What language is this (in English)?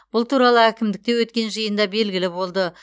Kazakh